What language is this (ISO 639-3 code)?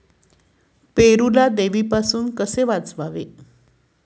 mar